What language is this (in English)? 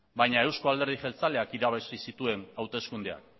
Basque